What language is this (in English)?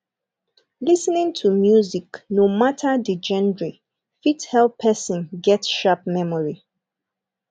Nigerian Pidgin